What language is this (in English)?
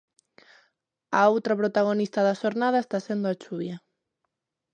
Galician